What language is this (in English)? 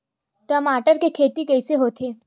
Chhattisgarhi